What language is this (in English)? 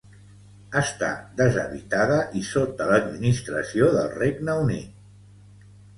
Catalan